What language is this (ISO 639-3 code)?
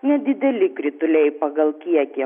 lit